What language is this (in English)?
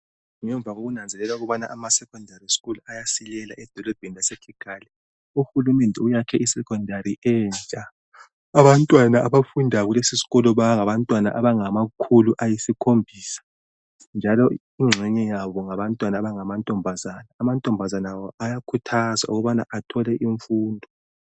North Ndebele